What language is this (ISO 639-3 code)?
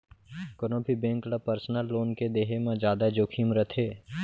hne